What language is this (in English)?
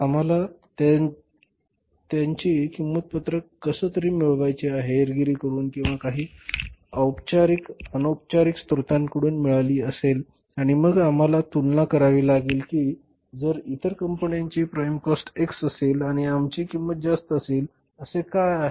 Marathi